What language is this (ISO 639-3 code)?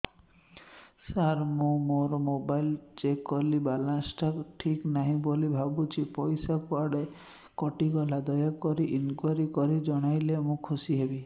ori